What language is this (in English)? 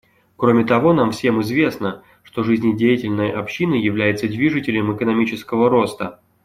Russian